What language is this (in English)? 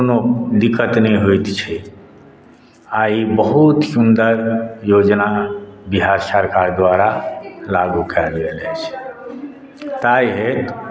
Maithili